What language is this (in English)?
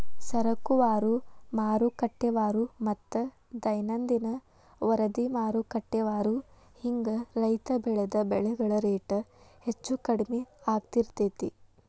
Kannada